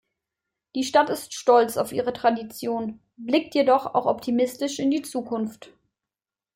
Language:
German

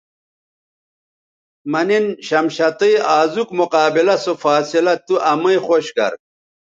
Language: Bateri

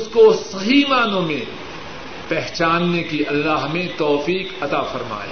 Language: Urdu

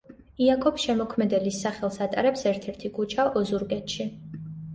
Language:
Georgian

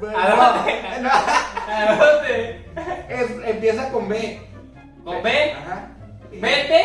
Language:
Spanish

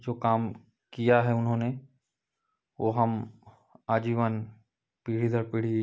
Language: Hindi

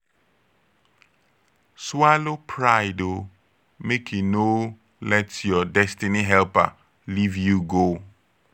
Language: Nigerian Pidgin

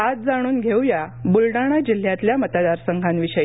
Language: Marathi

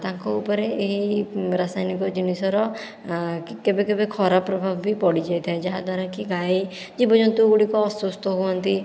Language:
Odia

